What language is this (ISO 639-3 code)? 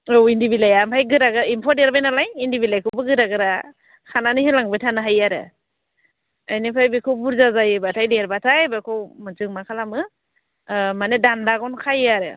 brx